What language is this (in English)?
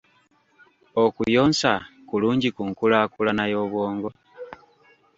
Ganda